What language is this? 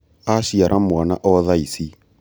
Kikuyu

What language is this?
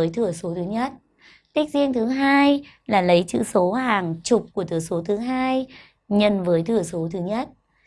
Vietnamese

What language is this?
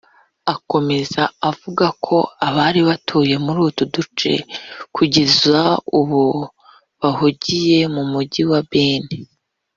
Kinyarwanda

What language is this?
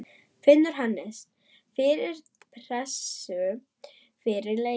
Icelandic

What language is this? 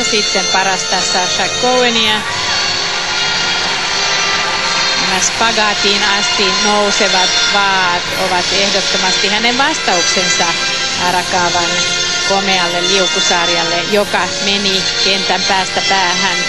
Finnish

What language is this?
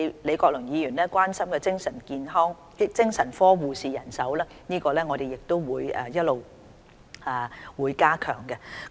Cantonese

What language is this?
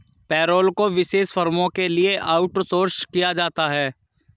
Hindi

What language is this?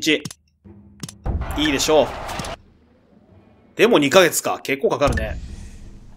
Japanese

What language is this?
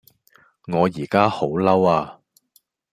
Cantonese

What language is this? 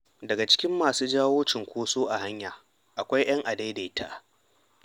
Hausa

